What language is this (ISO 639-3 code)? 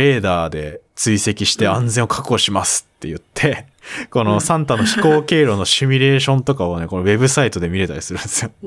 jpn